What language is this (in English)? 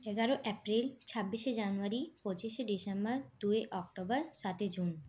Bangla